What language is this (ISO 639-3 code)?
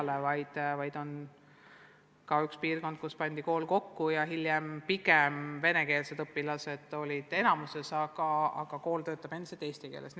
est